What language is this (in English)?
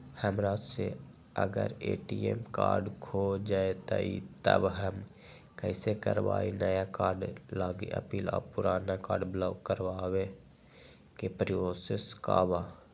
Magahi